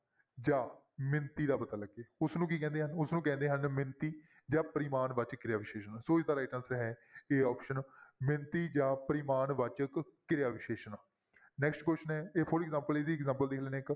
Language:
Punjabi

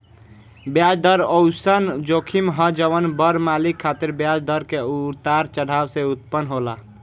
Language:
Bhojpuri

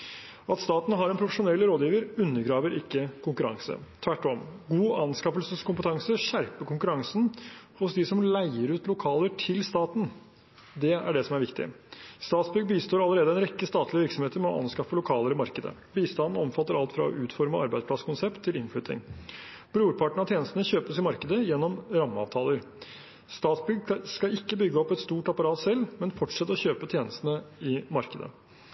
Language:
Norwegian Bokmål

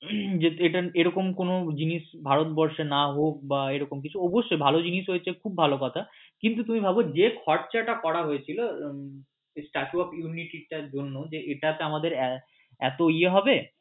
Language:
Bangla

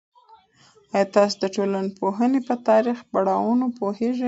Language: Pashto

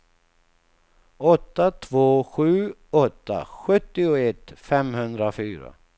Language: Swedish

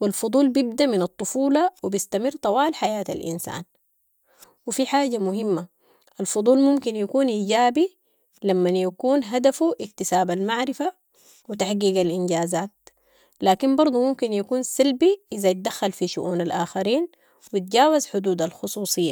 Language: Sudanese Arabic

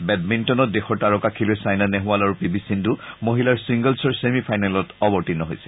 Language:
Assamese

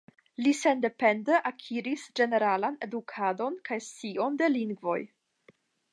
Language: Esperanto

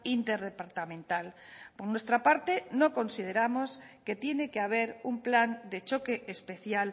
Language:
Spanish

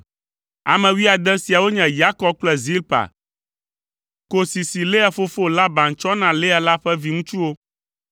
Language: Ewe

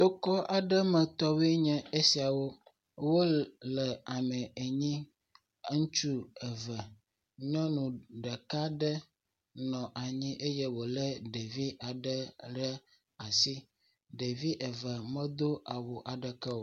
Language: Ewe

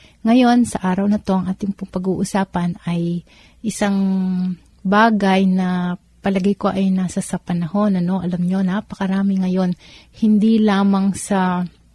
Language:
Filipino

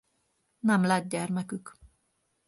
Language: Hungarian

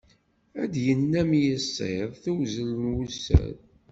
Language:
Kabyle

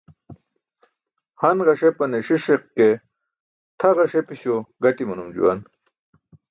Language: Burushaski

